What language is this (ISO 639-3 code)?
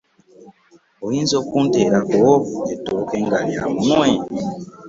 lug